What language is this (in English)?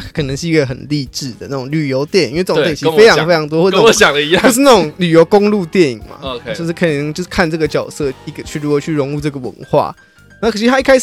Chinese